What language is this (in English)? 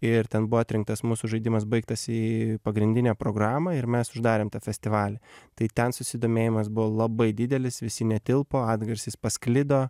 Lithuanian